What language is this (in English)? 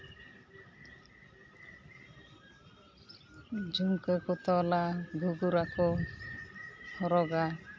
Santali